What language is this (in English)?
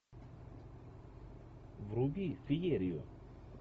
Russian